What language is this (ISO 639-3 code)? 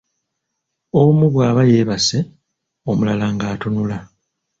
lug